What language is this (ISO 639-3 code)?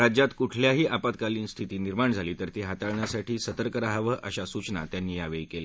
mar